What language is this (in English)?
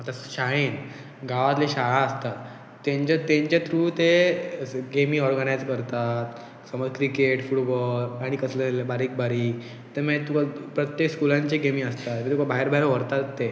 Konkani